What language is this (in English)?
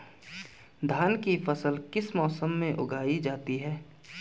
Hindi